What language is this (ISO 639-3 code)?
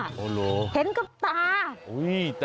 tha